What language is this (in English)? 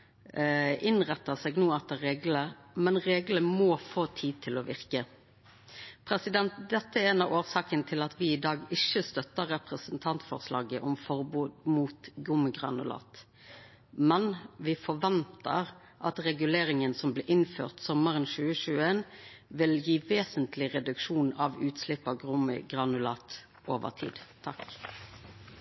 Norwegian Nynorsk